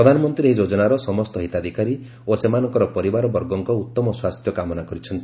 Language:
Odia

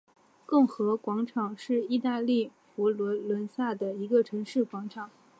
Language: Chinese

